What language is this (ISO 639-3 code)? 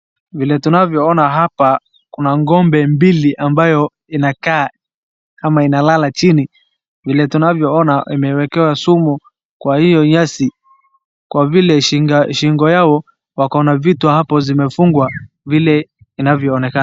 swa